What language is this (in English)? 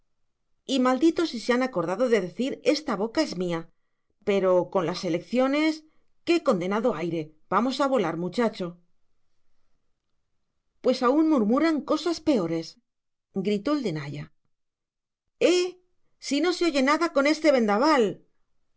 Spanish